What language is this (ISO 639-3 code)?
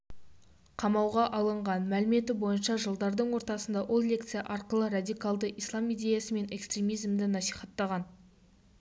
kaz